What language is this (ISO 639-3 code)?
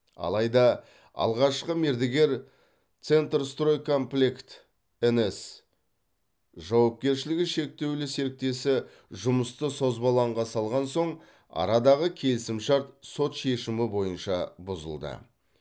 kaz